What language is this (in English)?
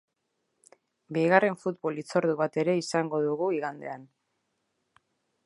Basque